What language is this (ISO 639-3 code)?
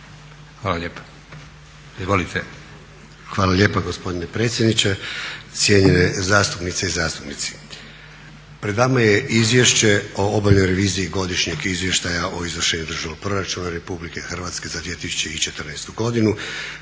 hrv